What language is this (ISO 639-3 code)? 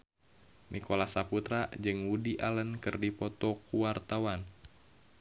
sun